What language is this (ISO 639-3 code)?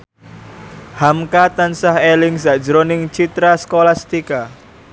jav